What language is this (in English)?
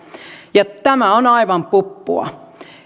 Finnish